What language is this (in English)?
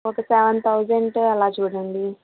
Telugu